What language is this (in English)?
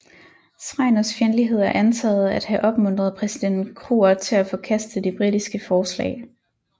Danish